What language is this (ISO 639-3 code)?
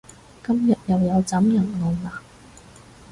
yue